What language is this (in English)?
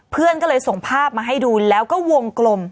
Thai